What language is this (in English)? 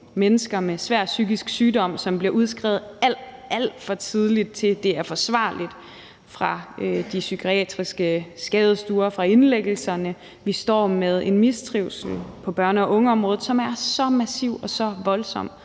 Danish